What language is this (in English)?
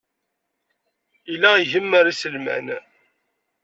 Kabyle